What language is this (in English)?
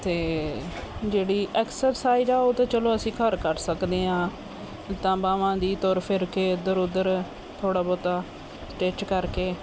Punjabi